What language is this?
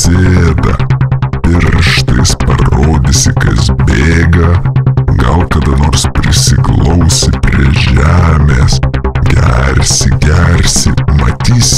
Spanish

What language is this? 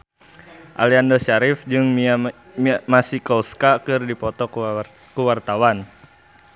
Sundanese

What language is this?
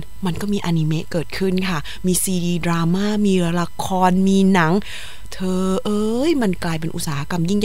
Thai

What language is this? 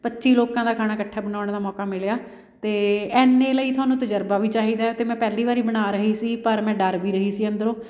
Punjabi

